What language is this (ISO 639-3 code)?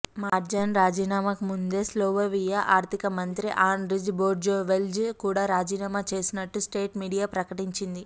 tel